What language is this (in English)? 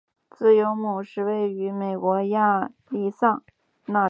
Chinese